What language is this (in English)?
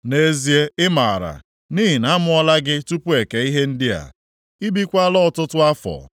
Igbo